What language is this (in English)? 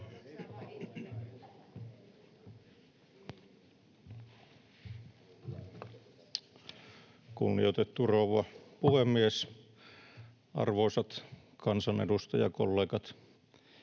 Finnish